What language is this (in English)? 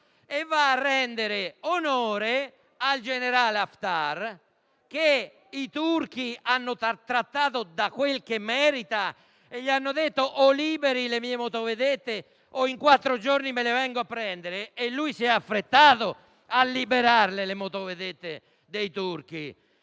Italian